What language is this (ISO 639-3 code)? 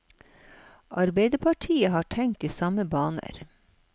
nor